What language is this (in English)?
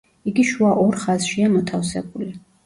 Georgian